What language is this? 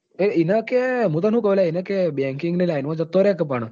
Gujarati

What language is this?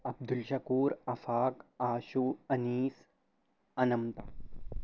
Urdu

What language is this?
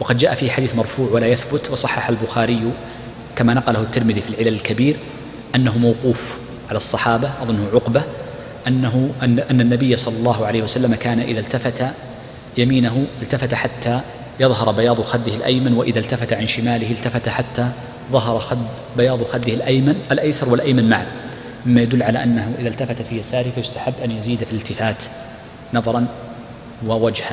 Arabic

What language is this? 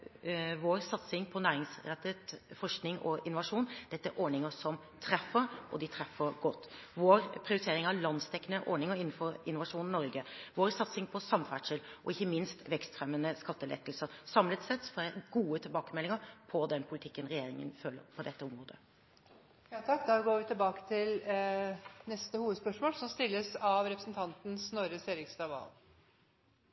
Norwegian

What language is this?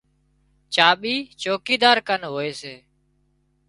Wadiyara Koli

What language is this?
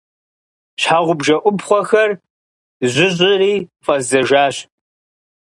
Kabardian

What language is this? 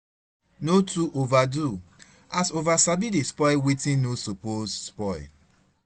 Nigerian Pidgin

